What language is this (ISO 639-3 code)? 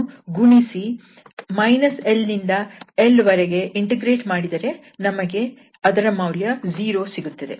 kan